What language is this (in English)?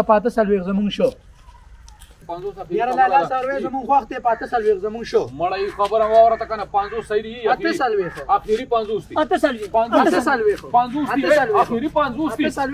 Romanian